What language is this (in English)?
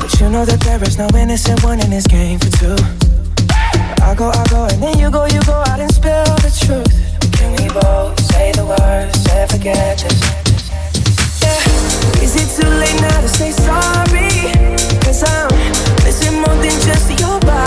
English